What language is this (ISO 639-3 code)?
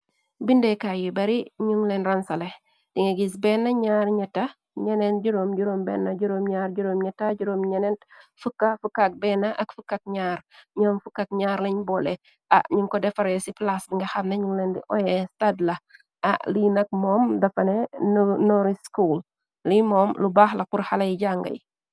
wol